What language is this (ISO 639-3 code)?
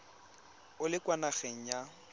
tsn